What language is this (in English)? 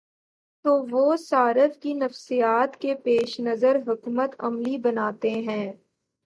Urdu